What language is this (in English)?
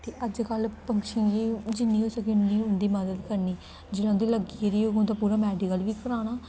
Dogri